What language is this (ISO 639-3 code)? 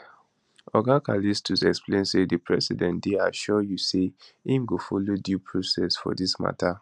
pcm